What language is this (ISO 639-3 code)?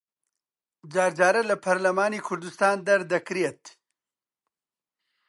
ckb